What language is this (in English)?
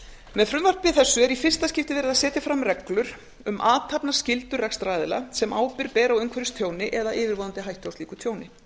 Icelandic